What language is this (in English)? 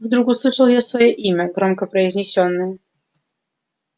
Russian